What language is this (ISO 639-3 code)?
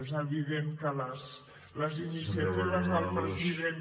cat